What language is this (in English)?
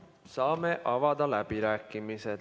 Estonian